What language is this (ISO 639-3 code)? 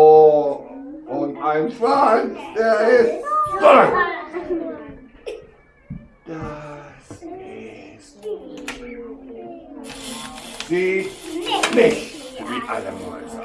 deu